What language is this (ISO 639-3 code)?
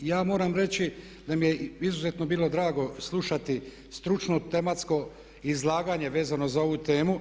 hrv